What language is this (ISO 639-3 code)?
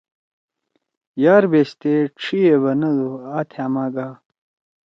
trw